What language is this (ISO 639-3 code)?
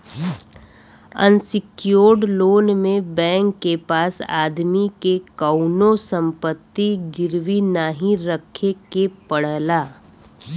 bho